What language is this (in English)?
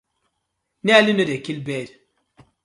Nigerian Pidgin